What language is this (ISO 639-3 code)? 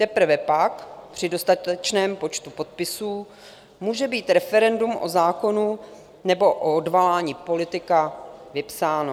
ces